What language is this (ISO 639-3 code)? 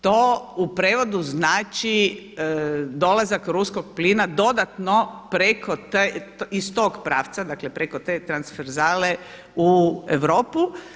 hrv